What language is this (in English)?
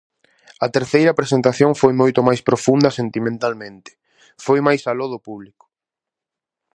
Galician